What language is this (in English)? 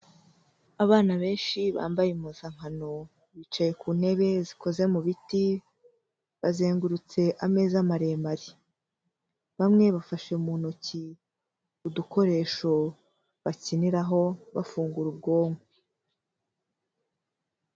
Kinyarwanda